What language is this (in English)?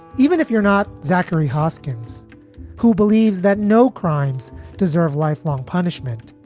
English